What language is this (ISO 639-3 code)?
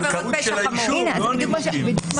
heb